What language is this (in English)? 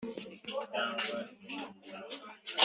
Kinyarwanda